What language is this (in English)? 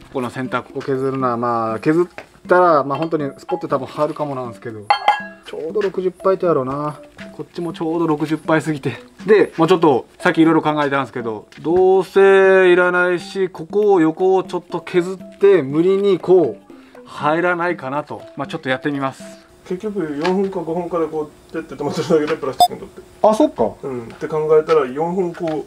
Japanese